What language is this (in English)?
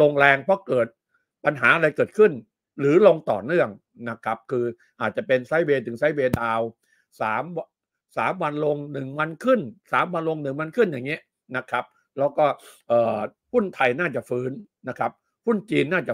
Thai